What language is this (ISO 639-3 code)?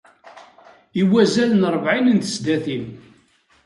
kab